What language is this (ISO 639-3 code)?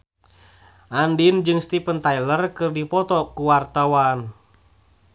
sun